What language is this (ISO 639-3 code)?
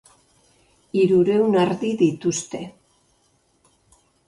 eus